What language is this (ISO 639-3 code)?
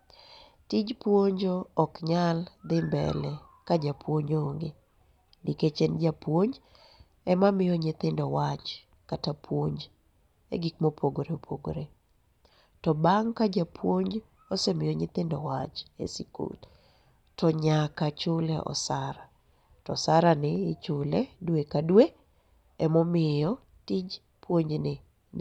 luo